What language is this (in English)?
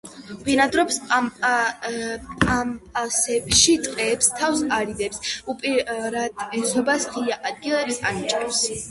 Georgian